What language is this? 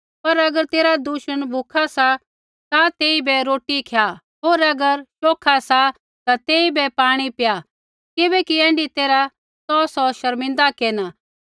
Kullu Pahari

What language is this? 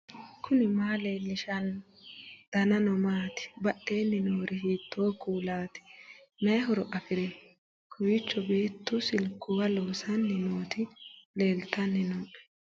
Sidamo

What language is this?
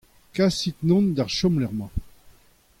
Breton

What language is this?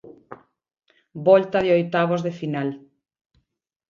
Galician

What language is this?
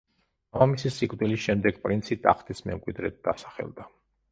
Georgian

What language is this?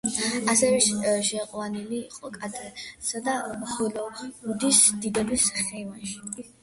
Georgian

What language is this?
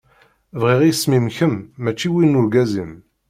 Kabyle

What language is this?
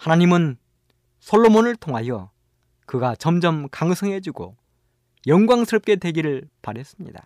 Korean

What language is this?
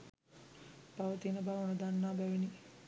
Sinhala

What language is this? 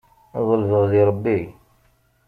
Kabyle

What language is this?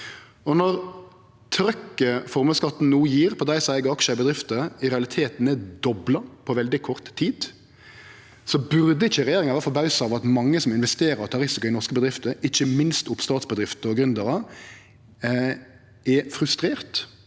Norwegian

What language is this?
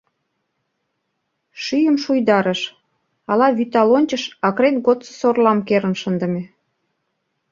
Mari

